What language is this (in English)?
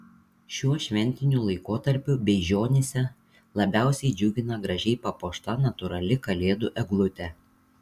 Lithuanian